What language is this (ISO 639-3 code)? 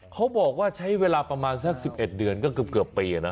tha